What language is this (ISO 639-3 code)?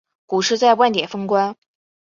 zho